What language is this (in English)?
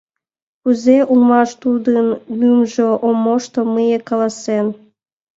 Mari